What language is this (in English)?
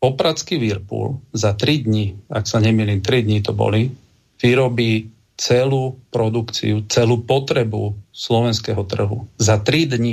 Slovak